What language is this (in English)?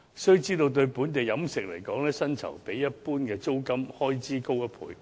Cantonese